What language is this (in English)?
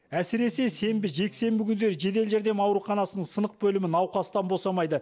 Kazakh